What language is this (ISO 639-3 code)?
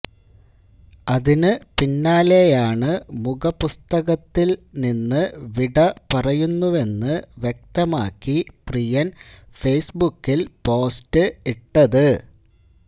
mal